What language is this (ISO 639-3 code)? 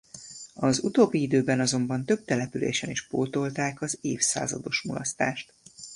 hun